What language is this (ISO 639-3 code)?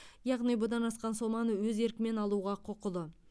kaz